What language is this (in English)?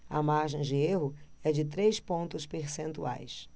Portuguese